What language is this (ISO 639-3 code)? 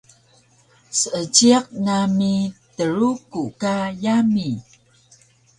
trv